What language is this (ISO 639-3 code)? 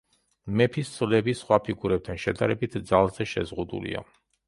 kat